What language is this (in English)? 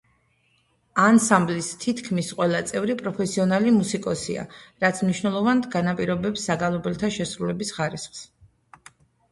Georgian